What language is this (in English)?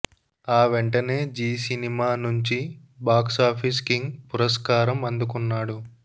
Telugu